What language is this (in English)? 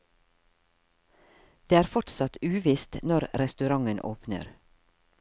Norwegian